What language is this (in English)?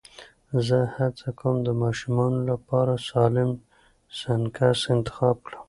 Pashto